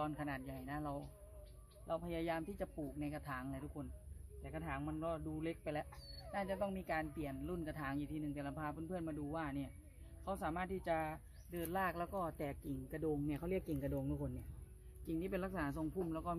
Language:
Thai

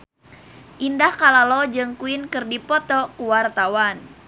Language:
Sundanese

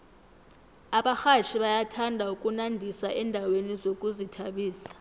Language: South Ndebele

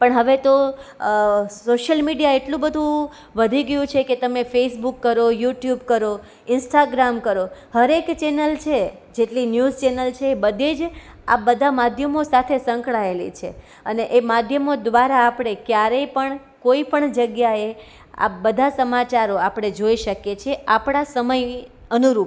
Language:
Gujarati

